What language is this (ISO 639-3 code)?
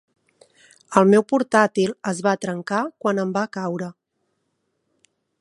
cat